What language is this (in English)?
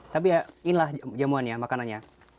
Indonesian